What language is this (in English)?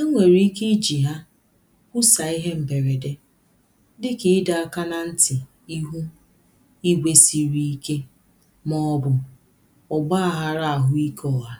Igbo